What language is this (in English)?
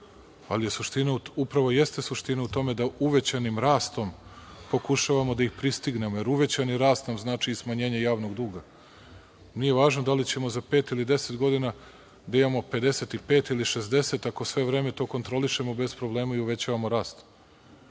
Serbian